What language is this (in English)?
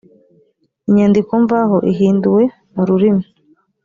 Kinyarwanda